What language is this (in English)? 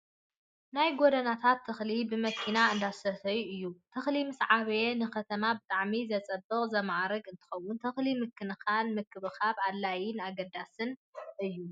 Tigrinya